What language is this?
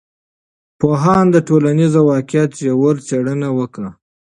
Pashto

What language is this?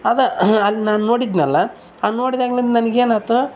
Kannada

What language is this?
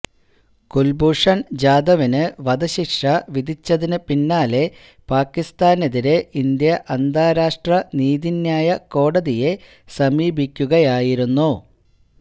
Malayalam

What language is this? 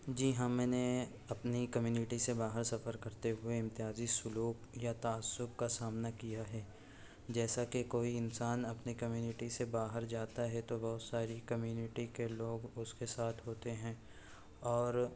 Urdu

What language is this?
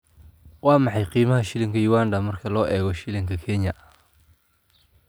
Somali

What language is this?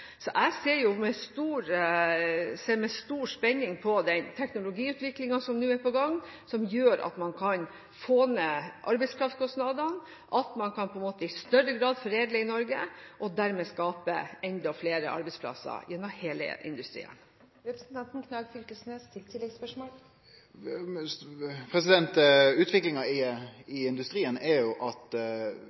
Norwegian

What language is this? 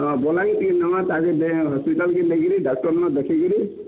Odia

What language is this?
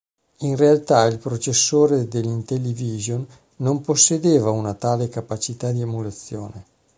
Italian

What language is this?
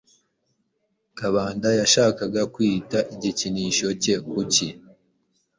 Kinyarwanda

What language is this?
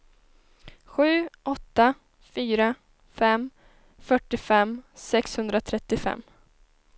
Swedish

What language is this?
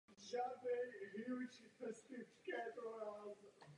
Czech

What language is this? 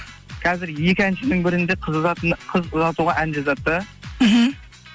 Kazakh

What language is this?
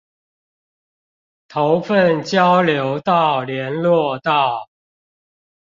Chinese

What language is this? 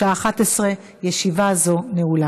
Hebrew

